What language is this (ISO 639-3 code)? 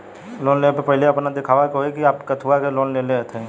bho